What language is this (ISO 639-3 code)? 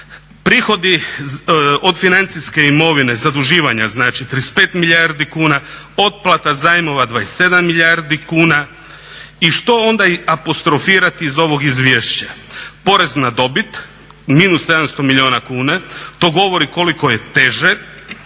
hrv